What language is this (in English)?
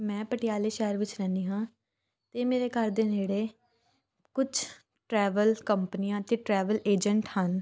Punjabi